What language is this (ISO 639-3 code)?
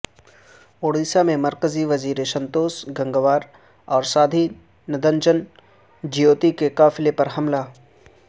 urd